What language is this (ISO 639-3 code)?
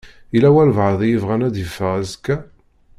kab